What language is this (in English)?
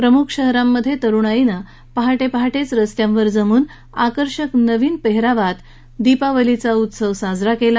Marathi